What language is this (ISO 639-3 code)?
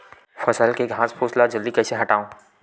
hne